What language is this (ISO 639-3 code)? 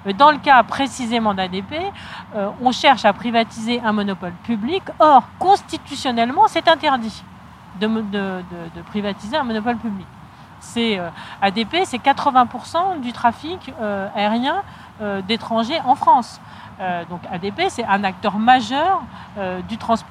fra